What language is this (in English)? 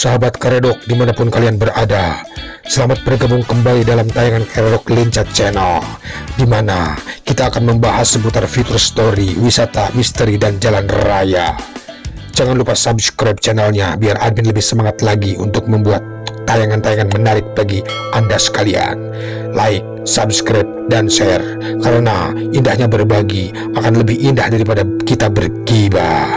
Indonesian